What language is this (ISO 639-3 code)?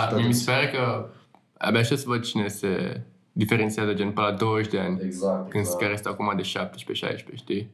ron